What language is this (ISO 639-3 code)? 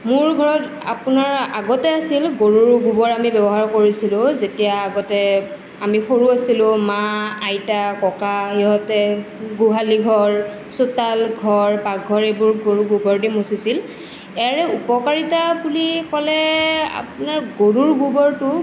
asm